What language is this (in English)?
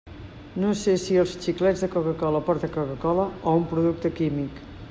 Catalan